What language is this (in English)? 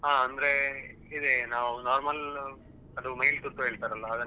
Kannada